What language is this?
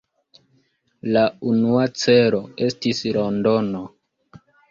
Esperanto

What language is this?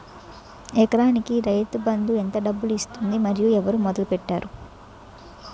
Telugu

